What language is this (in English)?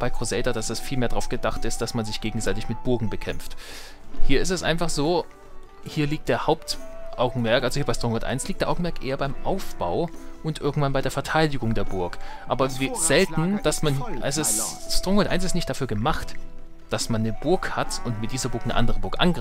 German